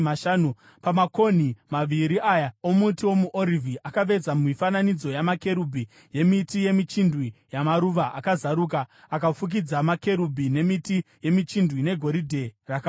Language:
Shona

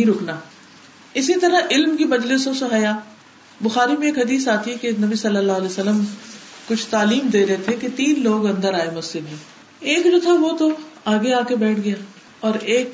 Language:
Urdu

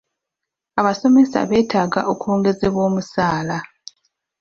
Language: Ganda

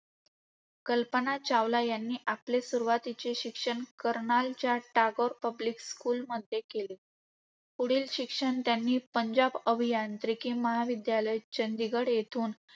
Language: Marathi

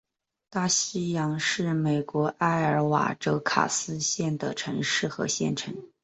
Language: Chinese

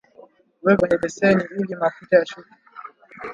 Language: Swahili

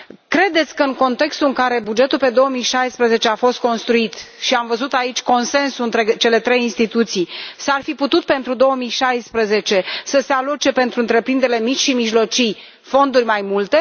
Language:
Romanian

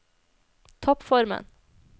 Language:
Norwegian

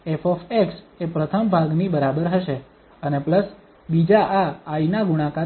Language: Gujarati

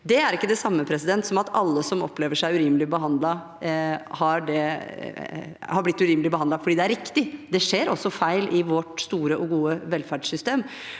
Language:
Norwegian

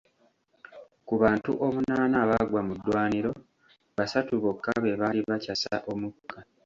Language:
Ganda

